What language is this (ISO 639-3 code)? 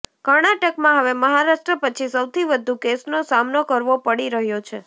guj